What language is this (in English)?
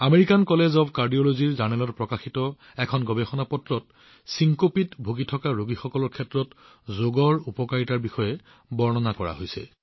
Assamese